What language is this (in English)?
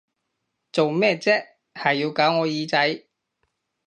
Cantonese